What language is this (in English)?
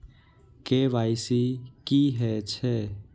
Maithili